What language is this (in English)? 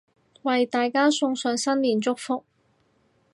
Cantonese